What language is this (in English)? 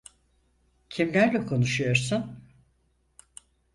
Turkish